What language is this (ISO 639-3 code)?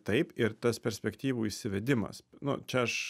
lit